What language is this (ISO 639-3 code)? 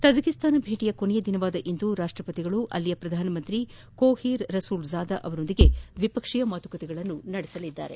kan